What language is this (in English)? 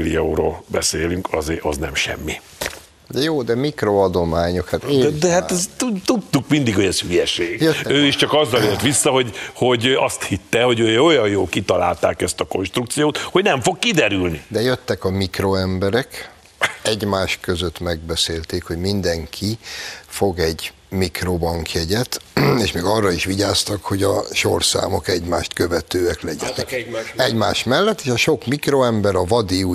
Hungarian